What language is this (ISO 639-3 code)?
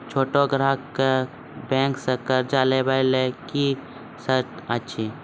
mai